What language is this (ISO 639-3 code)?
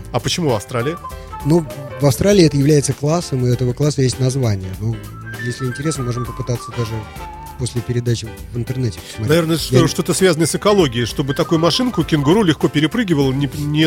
rus